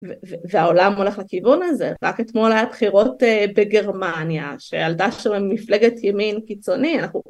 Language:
Hebrew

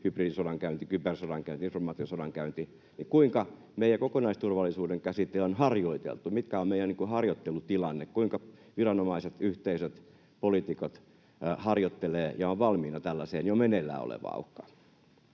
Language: Finnish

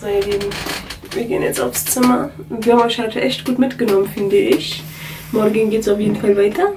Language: German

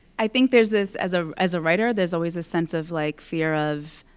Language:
English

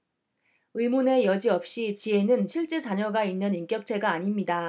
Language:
Korean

